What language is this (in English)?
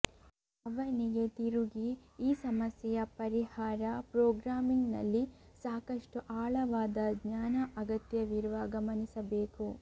Kannada